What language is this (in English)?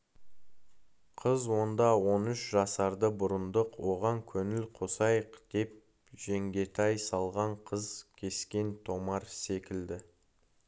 Kazakh